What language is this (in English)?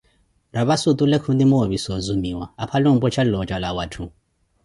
Koti